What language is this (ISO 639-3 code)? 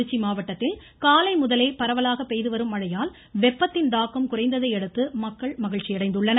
tam